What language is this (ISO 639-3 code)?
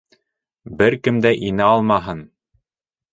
bak